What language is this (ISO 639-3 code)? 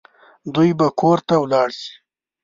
pus